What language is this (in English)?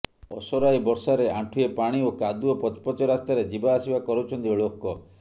Odia